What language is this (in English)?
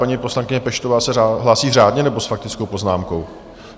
Czech